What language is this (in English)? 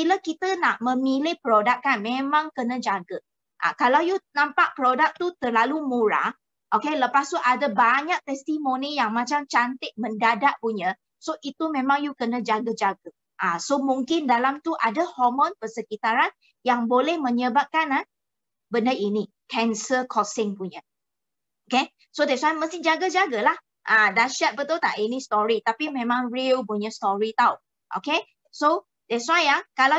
Malay